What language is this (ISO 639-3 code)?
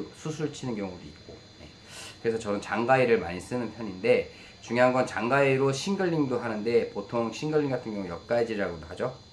kor